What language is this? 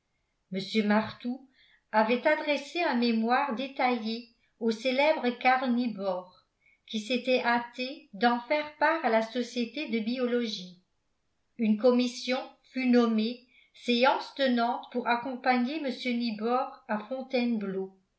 French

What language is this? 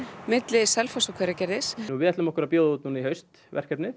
Icelandic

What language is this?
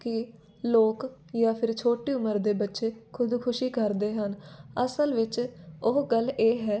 Punjabi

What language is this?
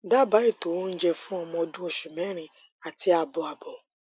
Yoruba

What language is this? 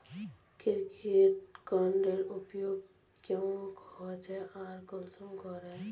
Magahi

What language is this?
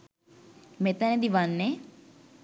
Sinhala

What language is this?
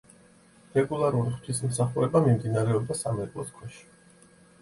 Georgian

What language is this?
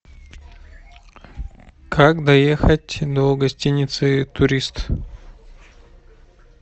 Russian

